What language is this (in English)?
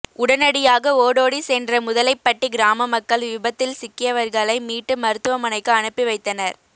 Tamil